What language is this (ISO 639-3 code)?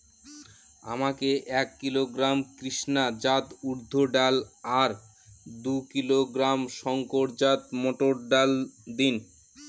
ben